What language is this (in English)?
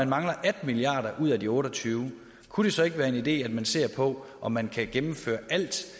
Danish